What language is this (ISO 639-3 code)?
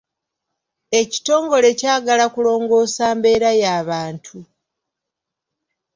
lug